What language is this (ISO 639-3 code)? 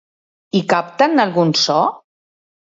cat